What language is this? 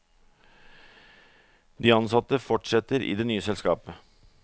Norwegian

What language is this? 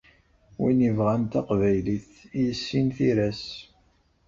Kabyle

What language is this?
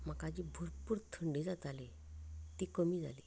Konkani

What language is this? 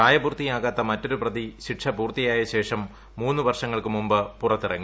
Malayalam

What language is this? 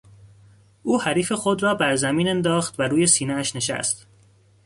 Persian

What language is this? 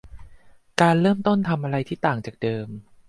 Thai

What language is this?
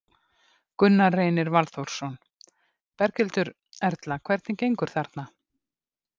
Icelandic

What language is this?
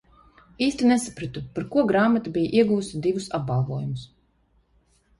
Latvian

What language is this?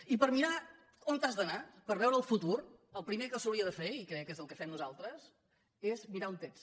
Catalan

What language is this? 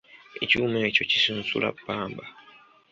Ganda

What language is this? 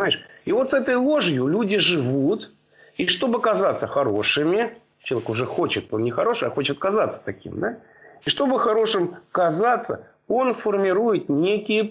Russian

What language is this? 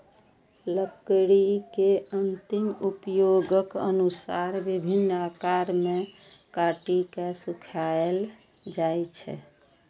Maithili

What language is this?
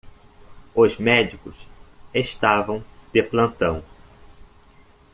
Portuguese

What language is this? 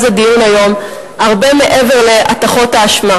Hebrew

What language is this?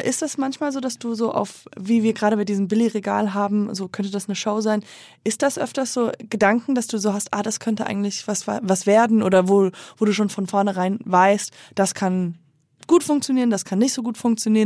German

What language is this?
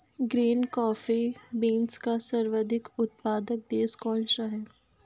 Hindi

